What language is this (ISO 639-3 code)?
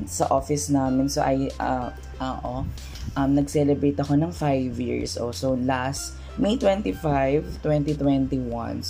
fil